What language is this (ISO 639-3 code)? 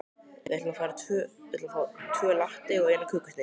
isl